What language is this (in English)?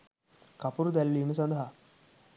Sinhala